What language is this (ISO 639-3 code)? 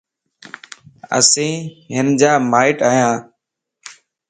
lss